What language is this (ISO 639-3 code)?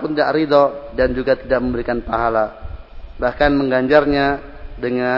ind